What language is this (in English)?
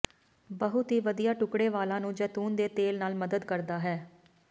Punjabi